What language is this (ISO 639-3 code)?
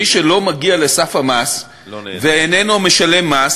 heb